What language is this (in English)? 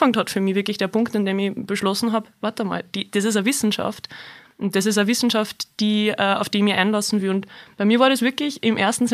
German